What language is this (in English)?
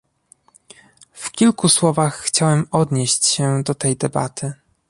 Polish